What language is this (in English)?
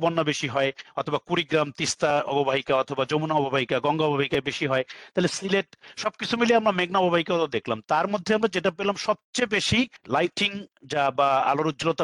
Bangla